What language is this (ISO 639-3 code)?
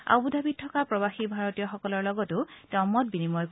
asm